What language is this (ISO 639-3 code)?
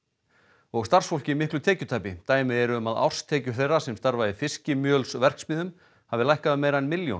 isl